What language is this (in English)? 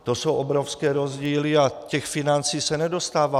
Czech